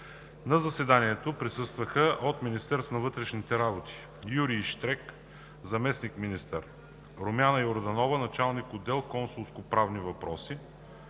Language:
Bulgarian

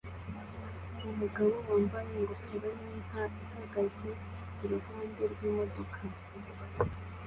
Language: Kinyarwanda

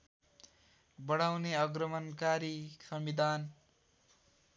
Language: Nepali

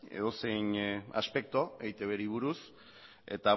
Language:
Basque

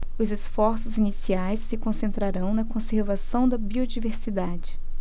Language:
Portuguese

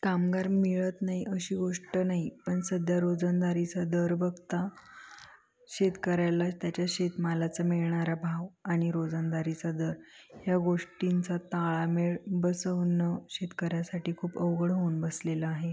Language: Marathi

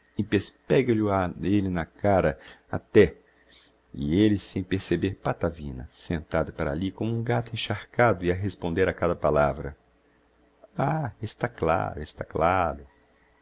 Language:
Portuguese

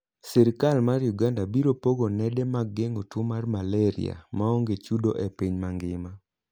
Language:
Luo (Kenya and Tanzania)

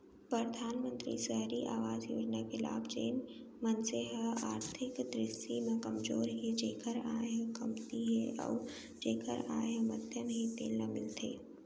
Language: Chhattisgarhi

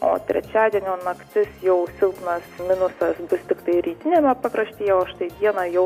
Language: Lithuanian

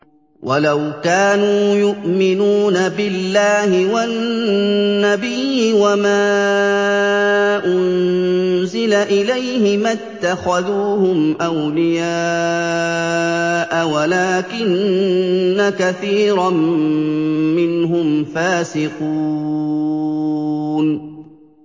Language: Arabic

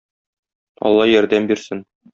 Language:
Tatar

